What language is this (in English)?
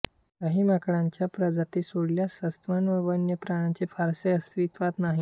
Marathi